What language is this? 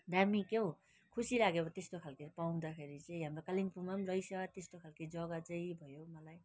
Nepali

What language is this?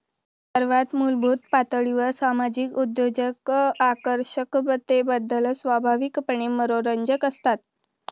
Marathi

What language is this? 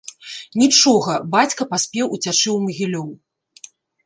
Belarusian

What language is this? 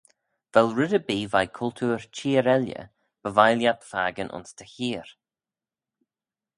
Manx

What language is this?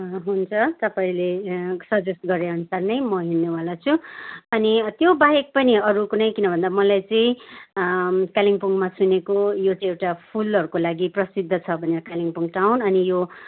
Nepali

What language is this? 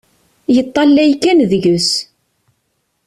Kabyle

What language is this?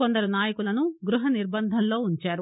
Telugu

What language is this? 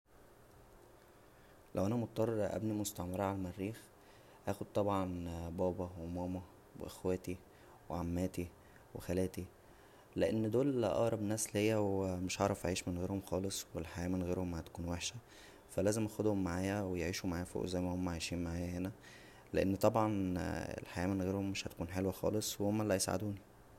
Egyptian Arabic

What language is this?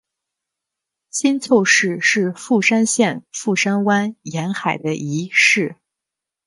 Chinese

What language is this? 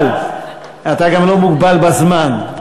Hebrew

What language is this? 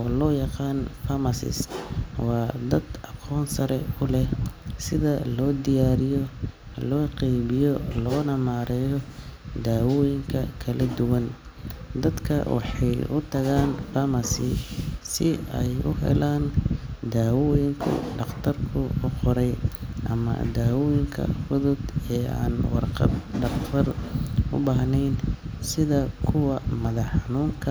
Somali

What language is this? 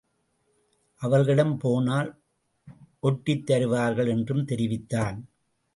Tamil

